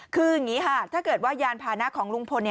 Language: Thai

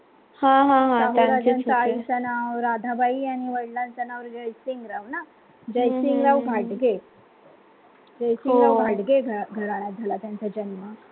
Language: Marathi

